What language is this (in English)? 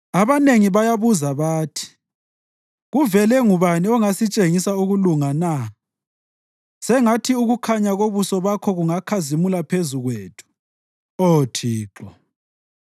North Ndebele